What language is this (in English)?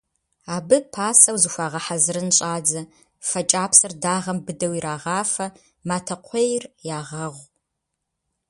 Kabardian